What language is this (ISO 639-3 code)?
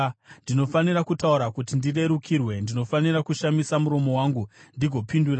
sna